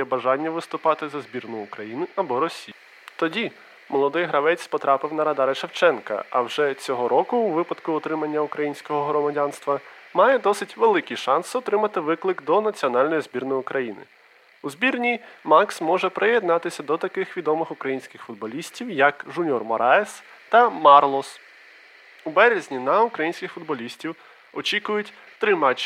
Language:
Ukrainian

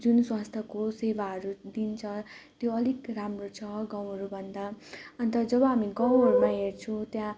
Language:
Nepali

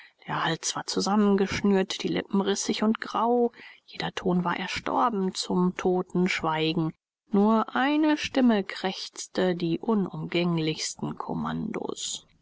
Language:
German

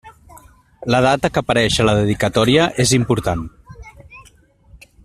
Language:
Catalan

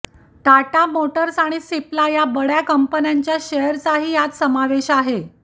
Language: Marathi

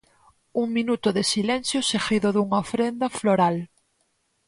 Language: Galician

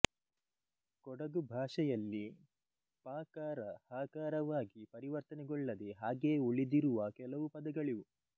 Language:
Kannada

